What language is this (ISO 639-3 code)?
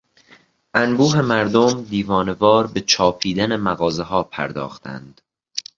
fas